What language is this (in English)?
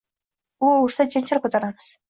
Uzbek